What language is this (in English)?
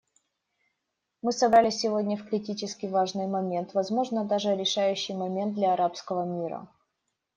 Russian